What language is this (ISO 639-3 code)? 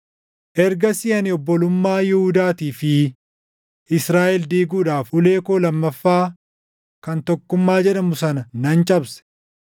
orm